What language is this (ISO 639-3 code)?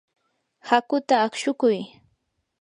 qur